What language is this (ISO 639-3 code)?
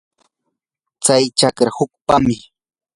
qur